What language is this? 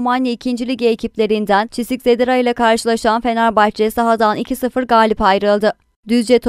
Turkish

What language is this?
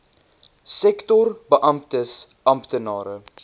Afrikaans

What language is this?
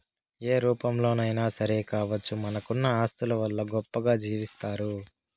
Telugu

